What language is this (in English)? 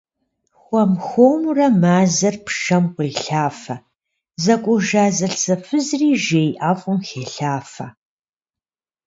Kabardian